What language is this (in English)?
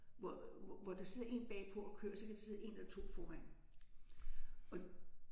Danish